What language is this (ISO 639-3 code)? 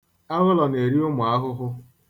ibo